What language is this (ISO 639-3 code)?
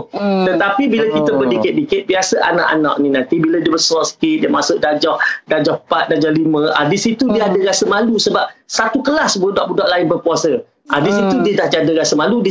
msa